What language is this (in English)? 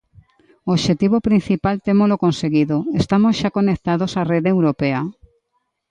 Galician